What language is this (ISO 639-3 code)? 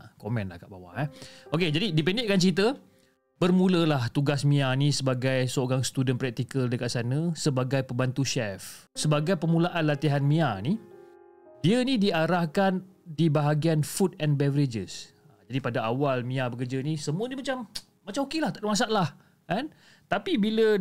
msa